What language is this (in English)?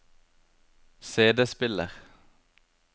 Norwegian